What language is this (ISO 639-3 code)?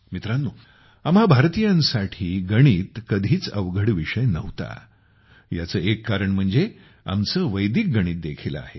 mar